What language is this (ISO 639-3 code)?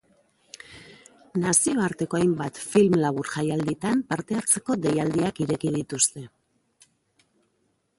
eus